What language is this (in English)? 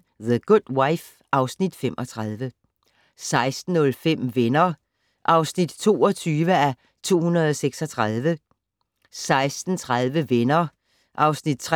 Danish